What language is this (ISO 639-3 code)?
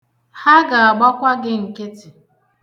ibo